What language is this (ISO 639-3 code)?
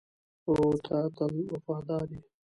pus